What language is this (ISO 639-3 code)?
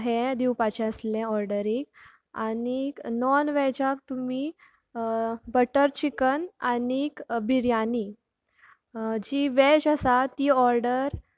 kok